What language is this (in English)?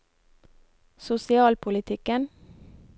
Norwegian